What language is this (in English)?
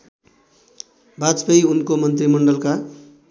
Nepali